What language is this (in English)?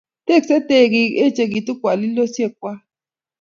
Kalenjin